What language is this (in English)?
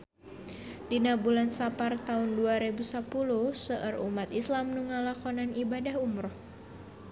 Sundanese